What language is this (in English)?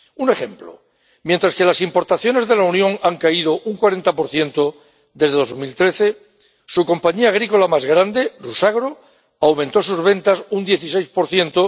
Spanish